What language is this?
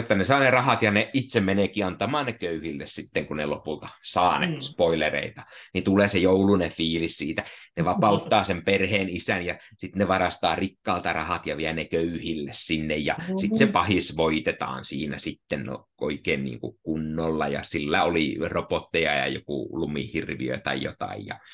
Finnish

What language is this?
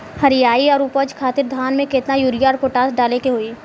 Bhojpuri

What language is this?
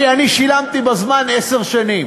Hebrew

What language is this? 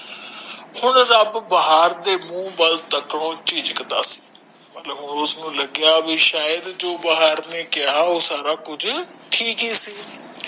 Punjabi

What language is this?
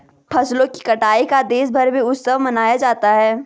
Hindi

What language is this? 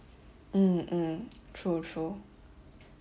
English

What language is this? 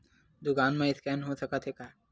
Chhattisgarhi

